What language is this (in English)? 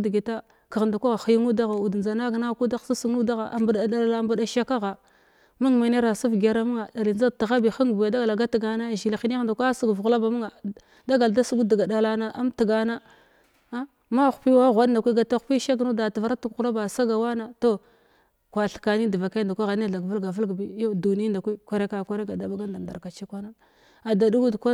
Glavda